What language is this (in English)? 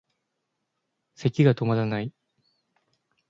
Japanese